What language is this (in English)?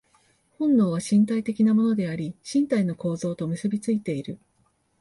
Japanese